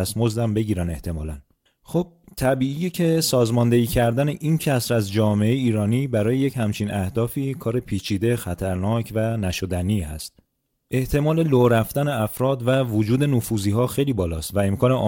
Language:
Persian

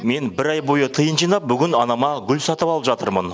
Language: Kazakh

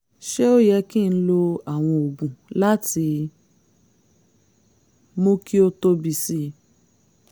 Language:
Yoruba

